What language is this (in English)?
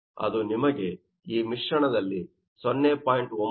Kannada